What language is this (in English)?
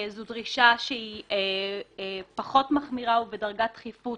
Hebrew